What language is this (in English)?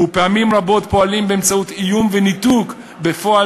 Hebrew